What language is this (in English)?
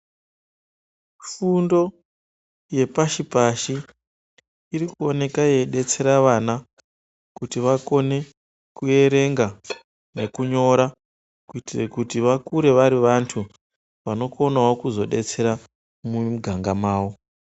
Ndau